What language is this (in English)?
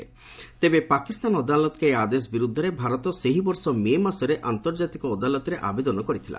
Odia